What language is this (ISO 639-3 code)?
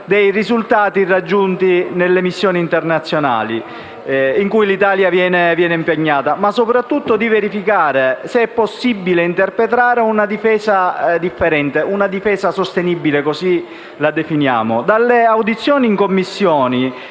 ita